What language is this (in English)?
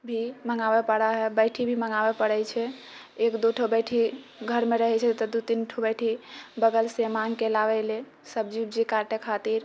Maithili